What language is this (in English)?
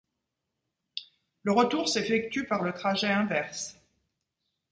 French